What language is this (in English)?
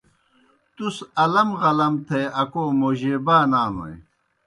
Kohistani Shina